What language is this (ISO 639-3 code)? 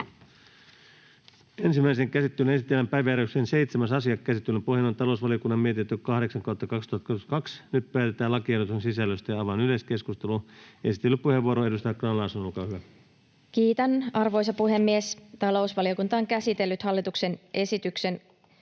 fin